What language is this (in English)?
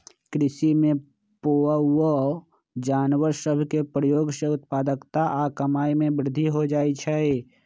Magahi